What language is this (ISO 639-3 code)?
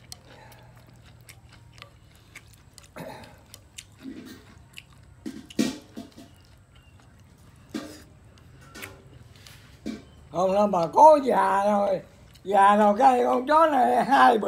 vie